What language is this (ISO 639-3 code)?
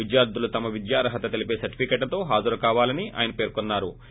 tel